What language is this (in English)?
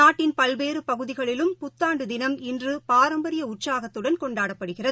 Tamil